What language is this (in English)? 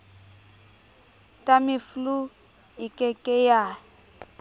Southern Sotho